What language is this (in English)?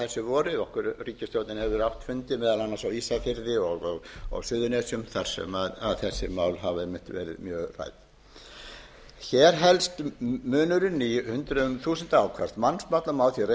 Icelandic